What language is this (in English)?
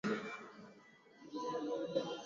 Swahili